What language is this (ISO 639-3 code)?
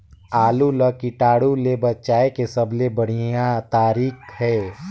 hne